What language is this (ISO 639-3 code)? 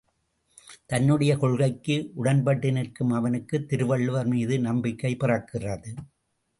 tam